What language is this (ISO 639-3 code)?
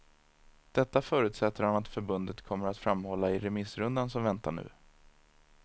swe